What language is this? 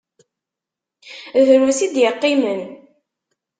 Kabyle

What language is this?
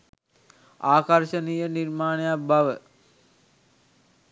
Sinhala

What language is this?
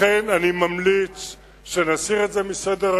Hebrew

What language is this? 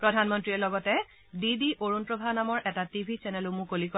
Assamese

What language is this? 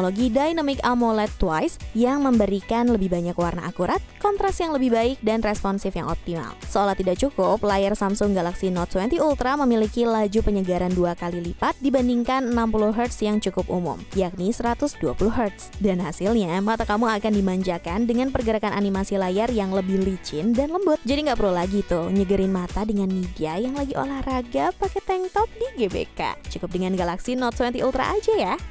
Indonesian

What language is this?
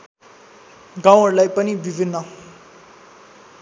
Nepali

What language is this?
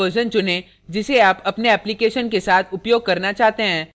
Hindi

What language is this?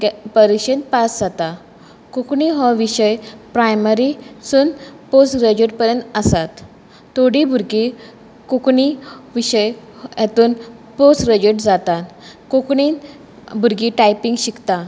Konkani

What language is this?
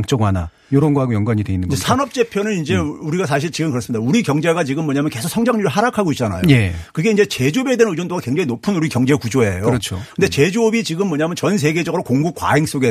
Korean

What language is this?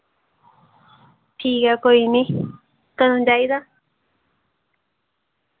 Dogri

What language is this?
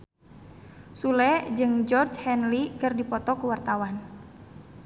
Sundanese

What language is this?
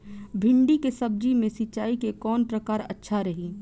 Bhojpuri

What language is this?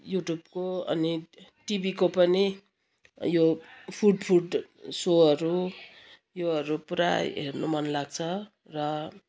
Nepali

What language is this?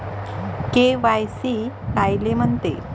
Marathi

